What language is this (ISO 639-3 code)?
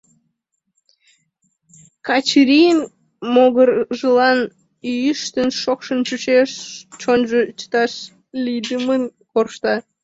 chm